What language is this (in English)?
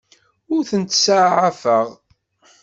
Kabyle